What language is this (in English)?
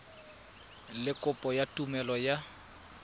Tswana